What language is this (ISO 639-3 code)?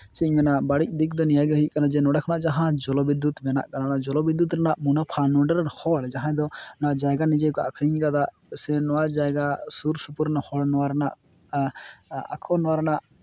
sat